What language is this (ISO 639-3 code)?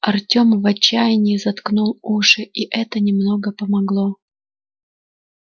rus